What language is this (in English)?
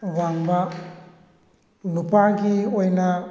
Manipuri